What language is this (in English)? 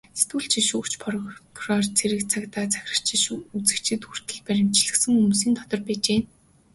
Mongolian